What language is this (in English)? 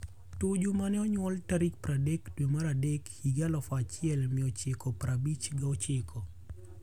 Luo (Kenya and Tanzania)